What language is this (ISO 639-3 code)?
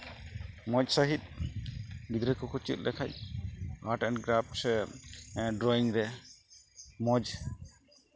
sat